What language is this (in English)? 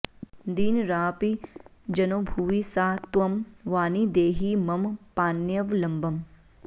Sanskrit